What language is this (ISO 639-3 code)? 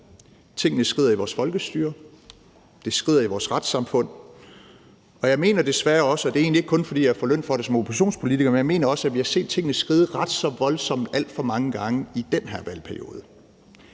dan